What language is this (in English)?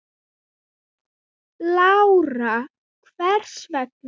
Icelandic